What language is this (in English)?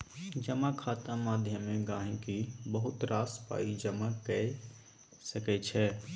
Maithili